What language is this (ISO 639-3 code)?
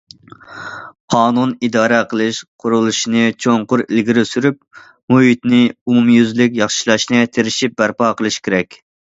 uig